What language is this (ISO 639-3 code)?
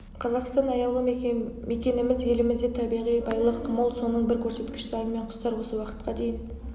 kaz